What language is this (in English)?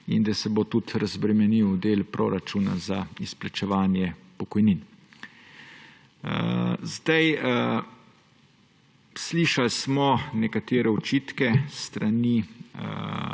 Slovenian